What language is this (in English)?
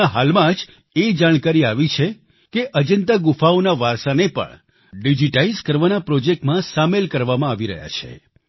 Gujarati